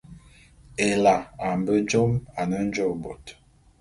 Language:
Bulu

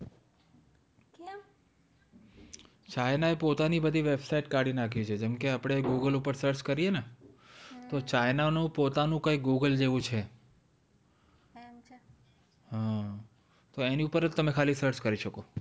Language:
Gujarati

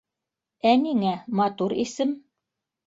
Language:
Bashkir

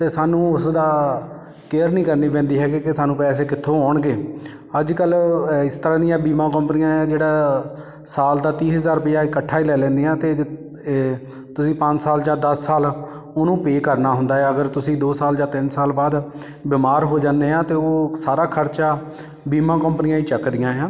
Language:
Punjabi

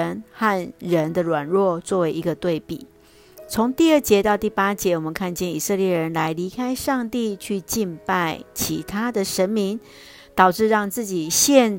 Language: Chinese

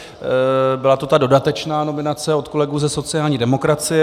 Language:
Czech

